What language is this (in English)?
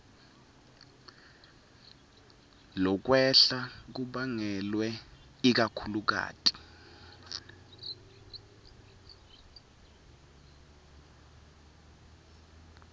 Swati